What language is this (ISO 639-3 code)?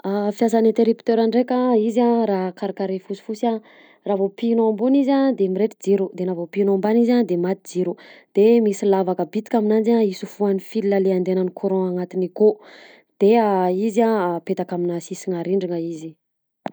bzc